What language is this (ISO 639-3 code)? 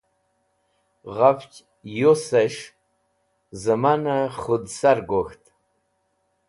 wbl